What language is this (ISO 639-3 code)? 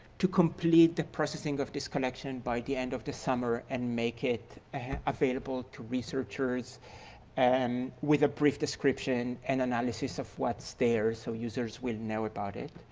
eng